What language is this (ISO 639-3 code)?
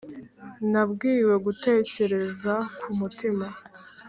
kin